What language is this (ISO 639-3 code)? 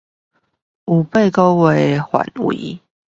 zho